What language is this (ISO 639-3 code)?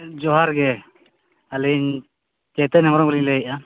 sat